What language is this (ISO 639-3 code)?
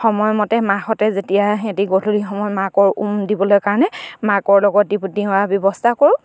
asm